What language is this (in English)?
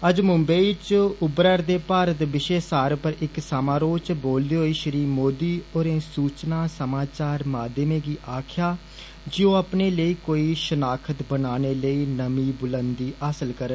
Dogri